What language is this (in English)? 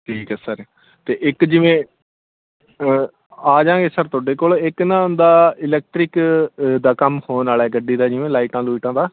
Punjabi